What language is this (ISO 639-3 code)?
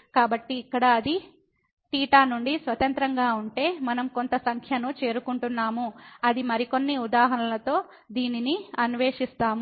tel